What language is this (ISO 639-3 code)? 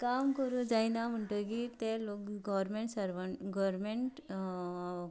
kok